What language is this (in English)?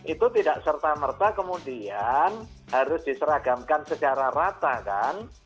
Indonesian